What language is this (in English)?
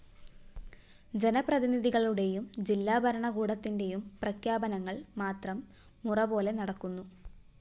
Malayalam